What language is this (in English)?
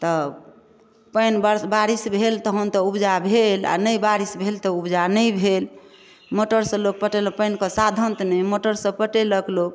Maithili